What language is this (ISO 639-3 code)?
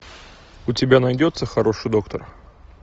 rus